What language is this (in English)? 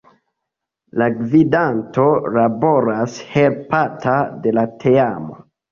Esperanto